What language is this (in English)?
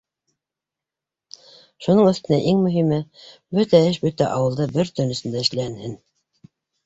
Bashkir